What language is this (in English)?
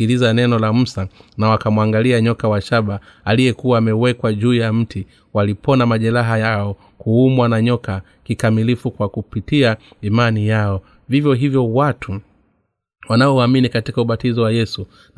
Swahili